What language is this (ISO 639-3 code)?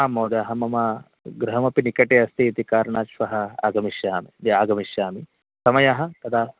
san